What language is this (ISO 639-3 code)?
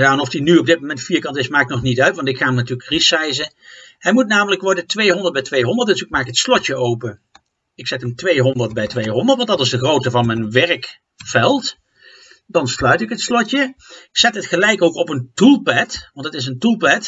nld